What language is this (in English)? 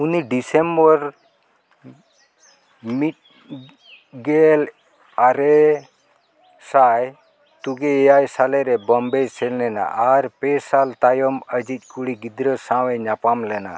Santali